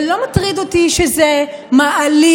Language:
Hebrew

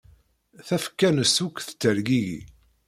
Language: Kabyle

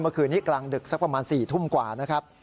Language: Thai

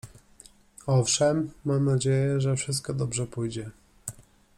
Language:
Polish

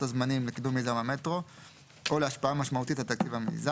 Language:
Hebrew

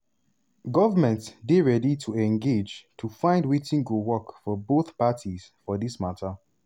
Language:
Nigerian Pidgin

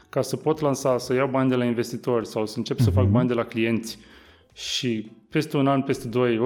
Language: Romanian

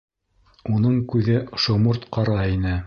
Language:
Bashkir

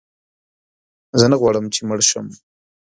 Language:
Pashto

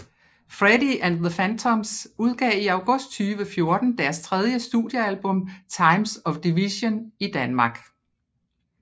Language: Danish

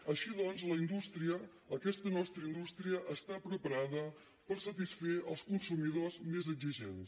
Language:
Catalan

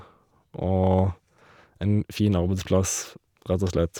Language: Norwegian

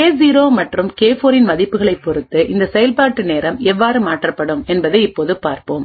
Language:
Tamil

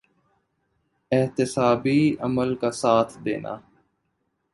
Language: Urdu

